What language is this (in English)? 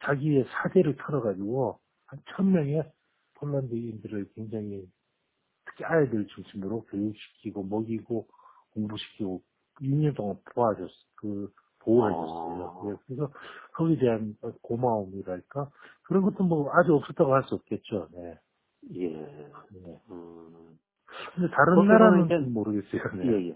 Korean